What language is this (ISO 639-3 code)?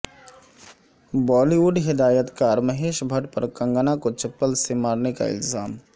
urd